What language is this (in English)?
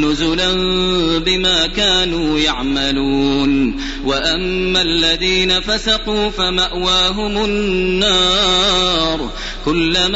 Arabic